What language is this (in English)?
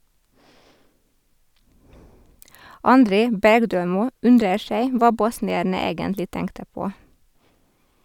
Norwegian